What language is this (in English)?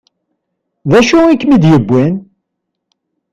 Kabyle